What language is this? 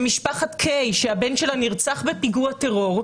Hebrew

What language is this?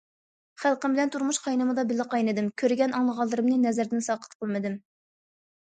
Uyghur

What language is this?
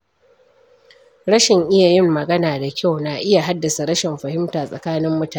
Hausa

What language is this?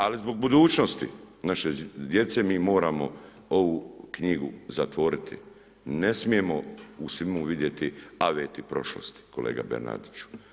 Croatian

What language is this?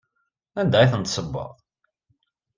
Kabyle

